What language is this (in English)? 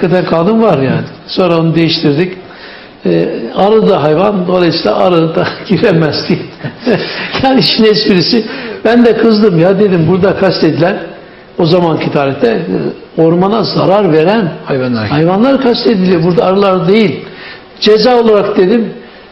Turkish